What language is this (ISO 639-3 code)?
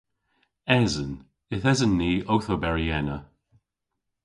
cor